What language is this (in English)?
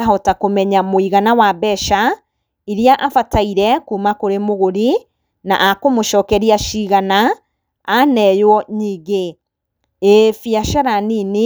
Kikuyu